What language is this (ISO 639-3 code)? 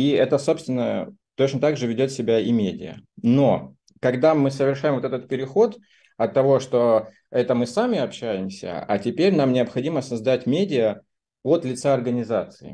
rus